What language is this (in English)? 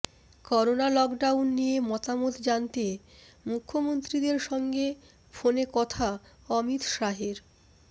Bangla